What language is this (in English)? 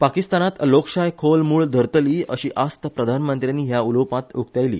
Konkani